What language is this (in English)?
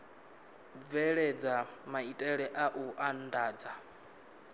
Venda